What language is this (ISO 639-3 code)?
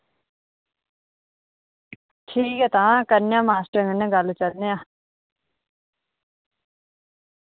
doi